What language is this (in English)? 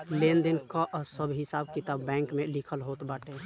Bhojpuri